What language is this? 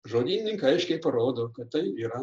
Lithuanian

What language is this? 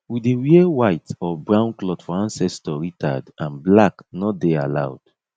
Nigerian Pidgin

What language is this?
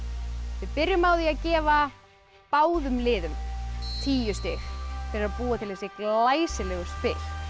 Icelandic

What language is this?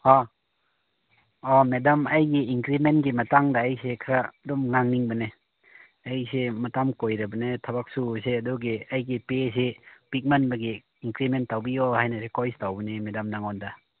Manipuri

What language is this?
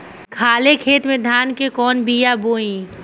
Bhojpuri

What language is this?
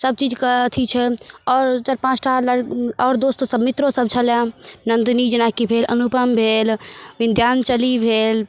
Maithili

